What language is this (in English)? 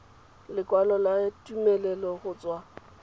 Tswana